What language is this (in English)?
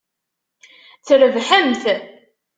Kabyle